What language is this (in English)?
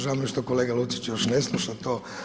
Croatian